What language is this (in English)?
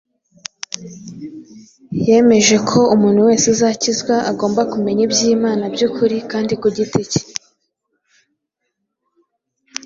Kinyarwanda